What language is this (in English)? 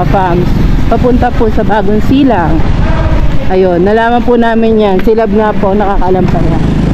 Filipino